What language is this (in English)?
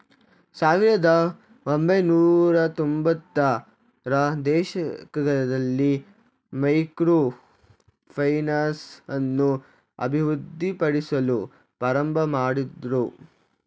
Kannada